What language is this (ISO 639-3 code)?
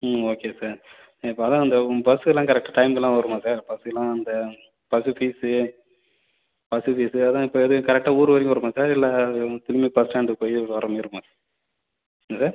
tam